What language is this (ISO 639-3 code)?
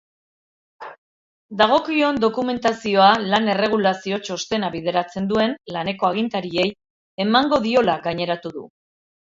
eus